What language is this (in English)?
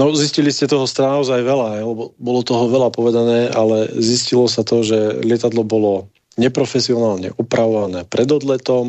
Slovak